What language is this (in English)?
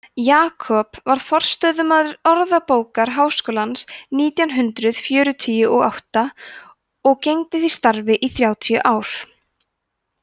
Icelandic